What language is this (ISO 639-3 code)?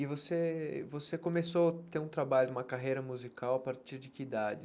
por